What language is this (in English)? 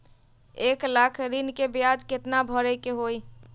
Magahi